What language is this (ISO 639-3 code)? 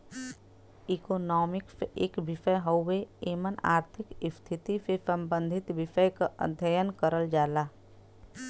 bho